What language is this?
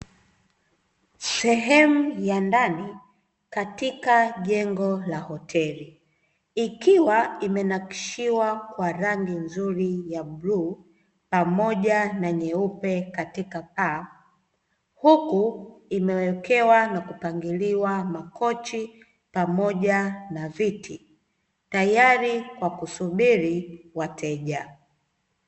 Swahili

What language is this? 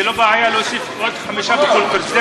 Hebrew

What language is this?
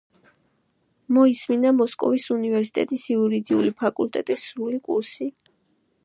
Georgian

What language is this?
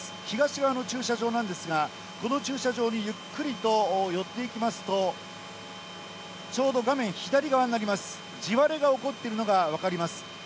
Japanese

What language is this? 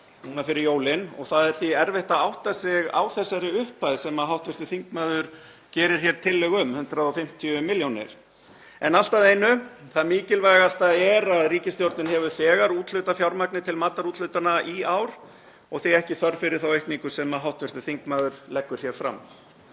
Icelandic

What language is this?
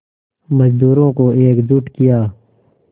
Hindi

